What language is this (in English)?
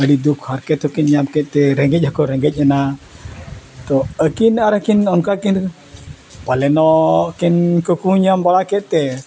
Santali